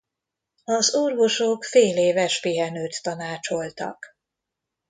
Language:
Hungarian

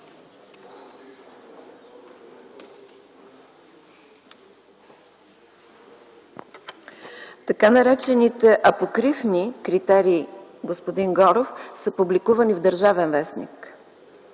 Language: Bulgarian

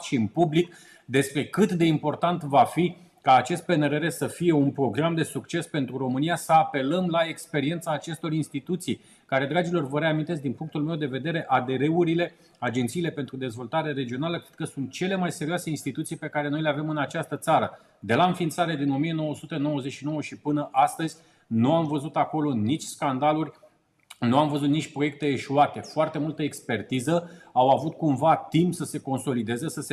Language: Romanian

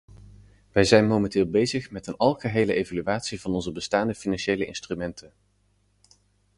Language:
Dutch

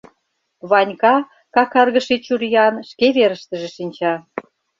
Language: Mari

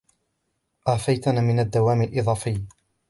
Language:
Arabic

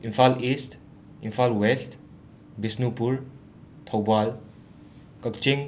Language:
Manipuri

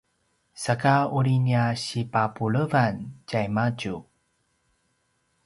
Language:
Paiwan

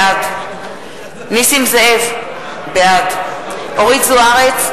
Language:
Hebrew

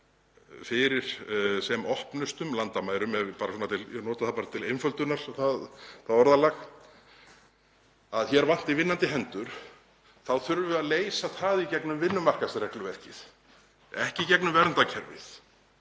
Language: Icelandic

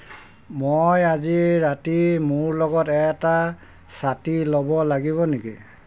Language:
Assamese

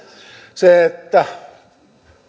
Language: Finnish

